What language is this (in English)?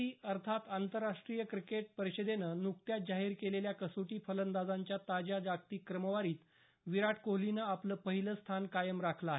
Marathi